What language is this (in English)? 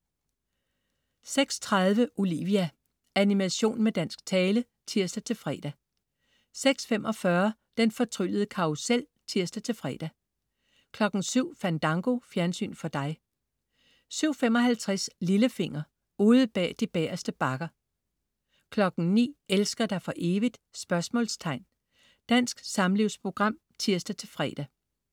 Danish